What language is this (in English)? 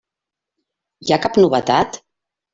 Catalan